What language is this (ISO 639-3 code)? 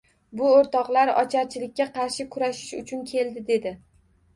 uzb